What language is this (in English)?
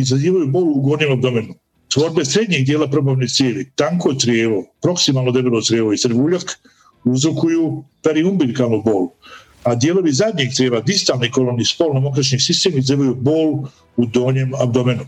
Croatian